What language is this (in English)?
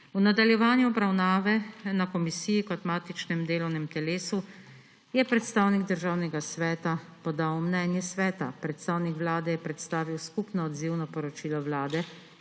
Slovenian